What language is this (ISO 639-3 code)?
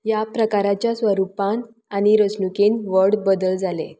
kok